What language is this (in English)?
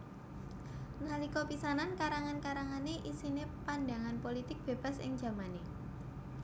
Javanese